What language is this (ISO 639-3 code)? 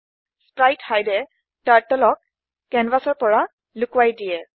asm